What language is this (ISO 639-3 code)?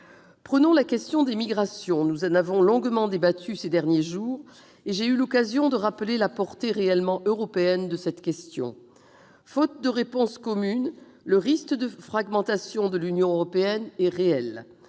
fra